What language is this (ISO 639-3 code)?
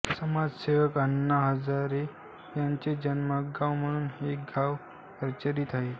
mar